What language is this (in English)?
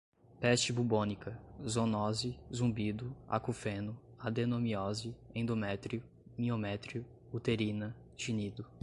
Portuguese